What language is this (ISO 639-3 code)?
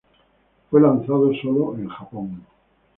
spa